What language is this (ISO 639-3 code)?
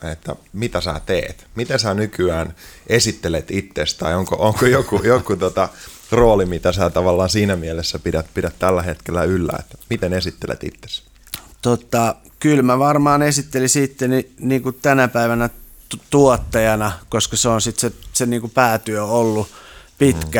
fin